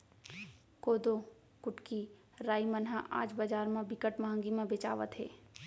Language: Chhattisgarhi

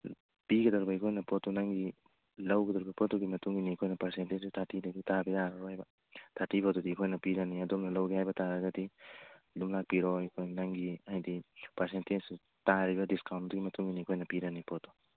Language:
Manipuri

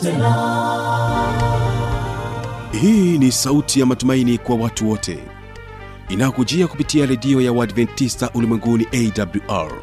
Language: Swahili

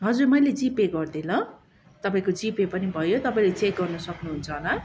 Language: Nepali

